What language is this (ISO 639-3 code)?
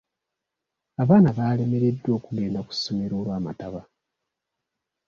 lug